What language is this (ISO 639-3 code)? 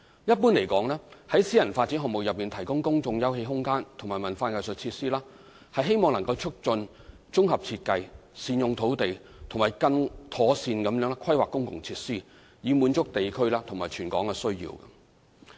yue